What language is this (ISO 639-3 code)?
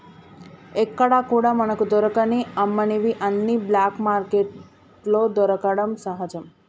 tel